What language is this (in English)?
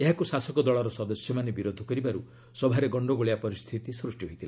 Odia